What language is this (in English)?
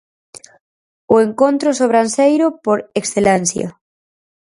Galician